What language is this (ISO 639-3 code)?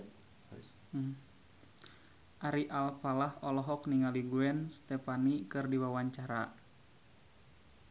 sun